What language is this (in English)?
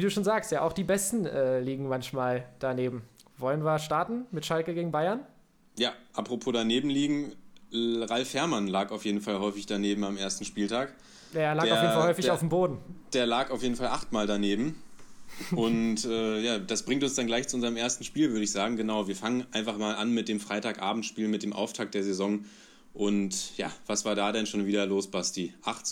German